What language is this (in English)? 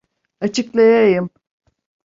Turkish